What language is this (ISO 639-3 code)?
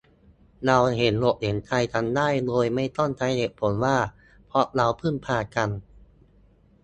tha